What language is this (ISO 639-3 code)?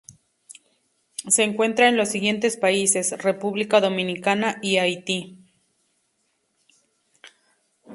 spa